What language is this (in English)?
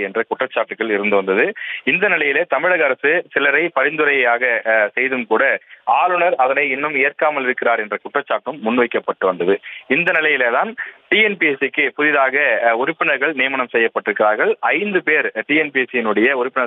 Thai